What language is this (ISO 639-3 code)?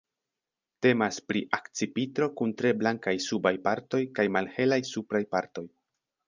epo